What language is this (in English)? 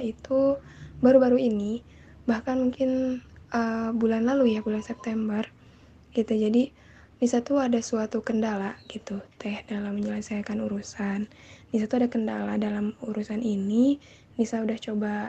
Indonesian